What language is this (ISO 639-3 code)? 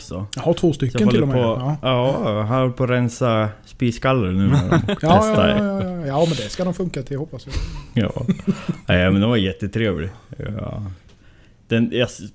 swe